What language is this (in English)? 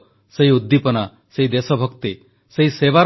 Odia